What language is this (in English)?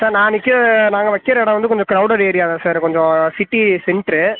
Tamil